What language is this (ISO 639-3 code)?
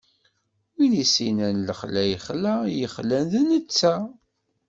kab